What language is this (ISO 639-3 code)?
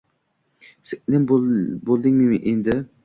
uzb